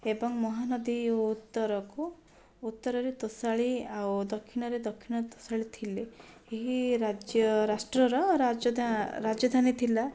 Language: Odia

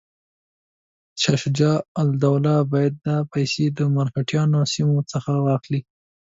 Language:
Pashto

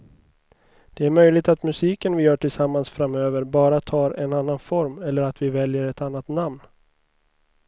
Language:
Swedish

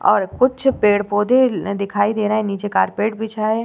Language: Hindi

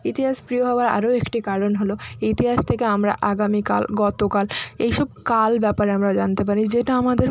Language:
Bangla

